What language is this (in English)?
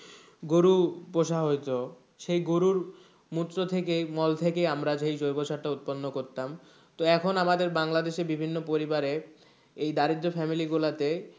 Bangla